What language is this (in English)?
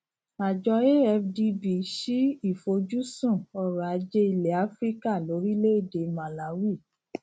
Yoruba